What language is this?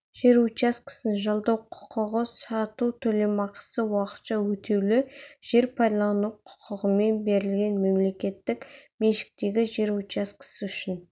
Kazakh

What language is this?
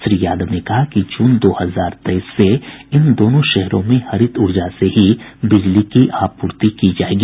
Hindi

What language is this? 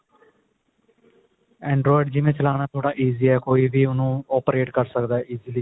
Punjabi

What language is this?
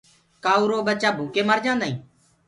Gurgula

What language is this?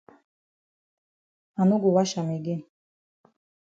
Cameroon Pidgin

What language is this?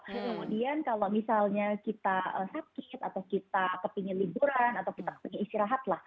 Indonesian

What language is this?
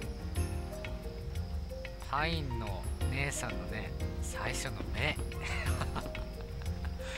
Japanese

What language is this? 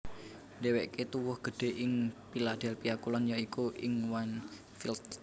Javanese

